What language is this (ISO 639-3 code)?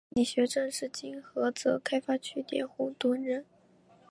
zho